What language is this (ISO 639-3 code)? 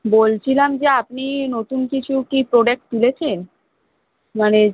ben